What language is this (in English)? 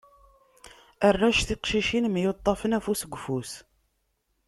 Kabyle